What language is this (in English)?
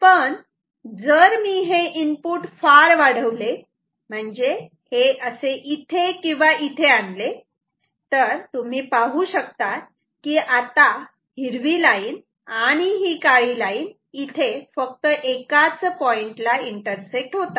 Marathi